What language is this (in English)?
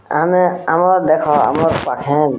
Odia